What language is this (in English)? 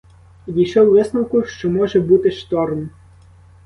Ukrainian